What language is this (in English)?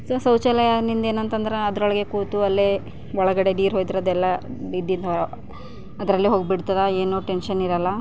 Kannada